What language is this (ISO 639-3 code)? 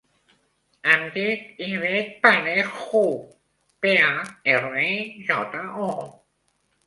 cat